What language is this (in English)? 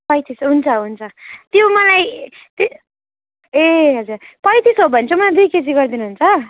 Nepali